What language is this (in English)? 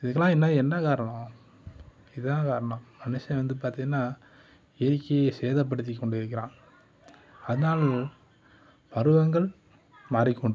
Tamil